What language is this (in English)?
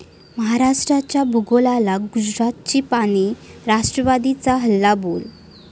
Marathi